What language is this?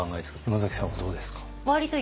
Japanese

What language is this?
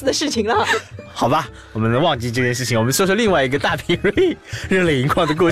Chinese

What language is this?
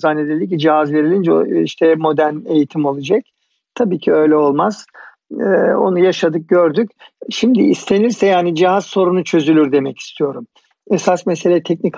Turkish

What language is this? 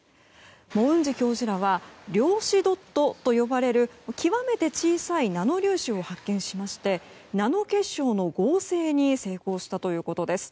Japanese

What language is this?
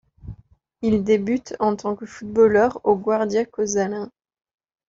French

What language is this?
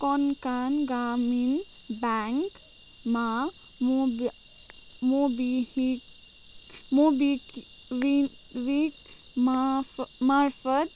Nepali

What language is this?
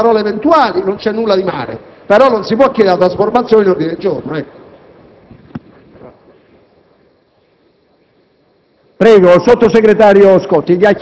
Italian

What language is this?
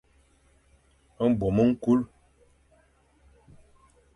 Fang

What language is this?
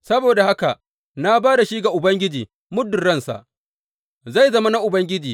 Hausa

